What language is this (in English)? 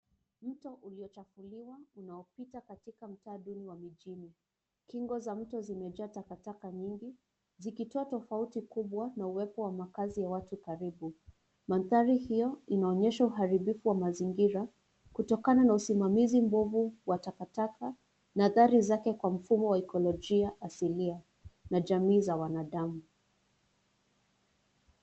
Swahili